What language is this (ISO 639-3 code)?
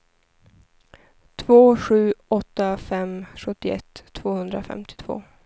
swe